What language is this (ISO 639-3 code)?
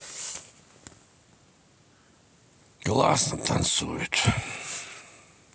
rus